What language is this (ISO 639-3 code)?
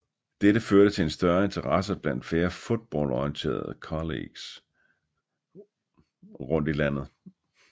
dan